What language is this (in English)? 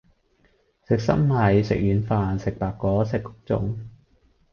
Cantonese